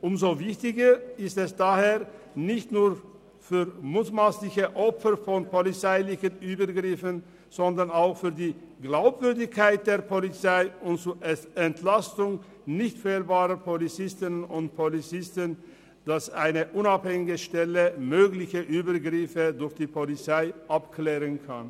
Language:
Swiss German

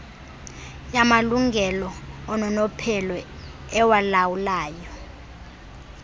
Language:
Xhosa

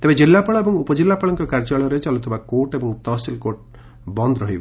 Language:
Odia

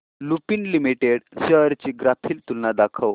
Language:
Marathi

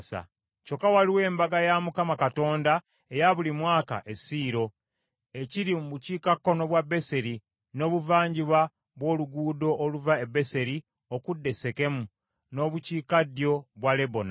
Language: Ganda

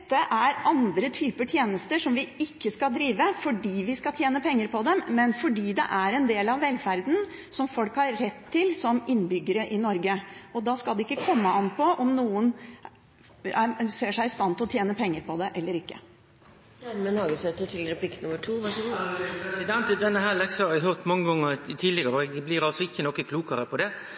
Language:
Norwegian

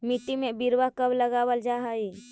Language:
Magahi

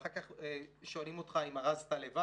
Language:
Hebrew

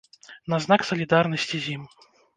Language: Belarusian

